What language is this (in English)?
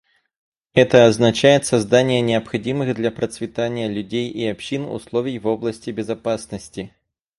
Russian